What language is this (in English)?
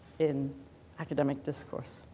English